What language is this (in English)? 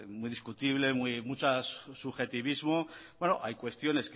Spanish